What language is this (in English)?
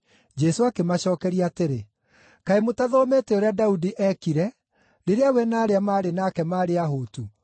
Kikuyu